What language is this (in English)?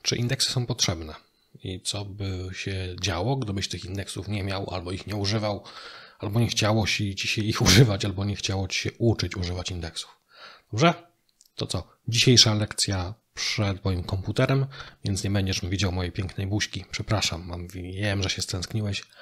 Polish